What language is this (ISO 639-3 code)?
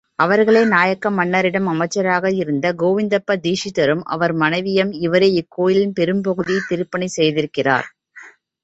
tam